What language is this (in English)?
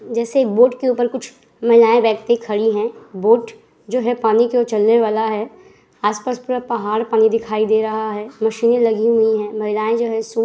Hindi